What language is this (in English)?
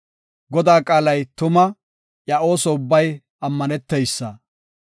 Gofa